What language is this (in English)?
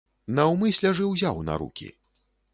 Belarusian